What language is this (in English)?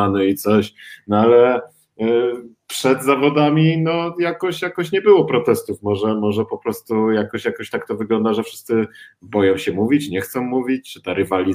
Polish